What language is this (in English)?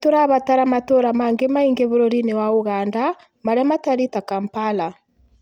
Kikuyu